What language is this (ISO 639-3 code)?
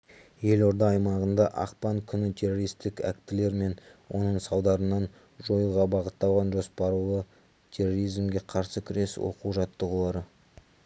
kaz